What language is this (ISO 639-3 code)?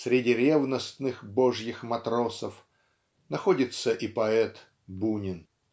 rus